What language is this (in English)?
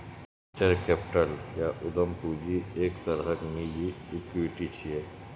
Maithili